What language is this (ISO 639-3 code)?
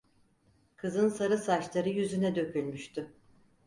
tur